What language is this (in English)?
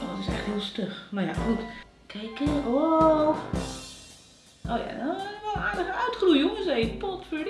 Dutch